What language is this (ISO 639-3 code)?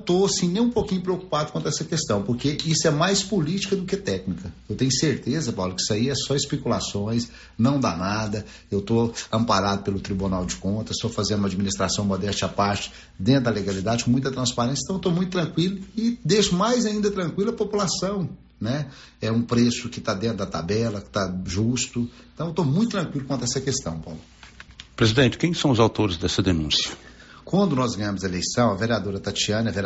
por